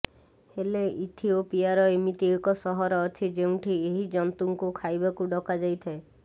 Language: Odia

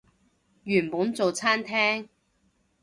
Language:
Cantonese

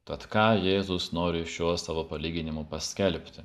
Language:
Lithuanian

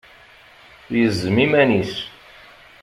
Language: Kabyle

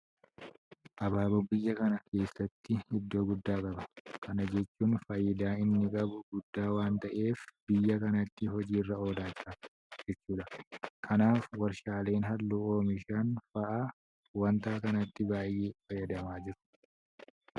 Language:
Oromo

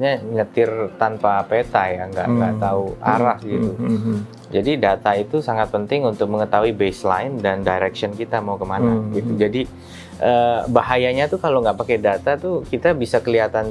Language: Indonesian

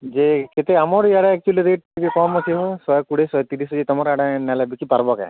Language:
Odia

